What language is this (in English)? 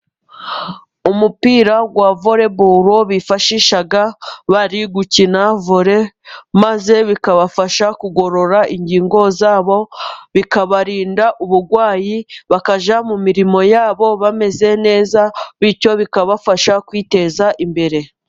Kinyarwanda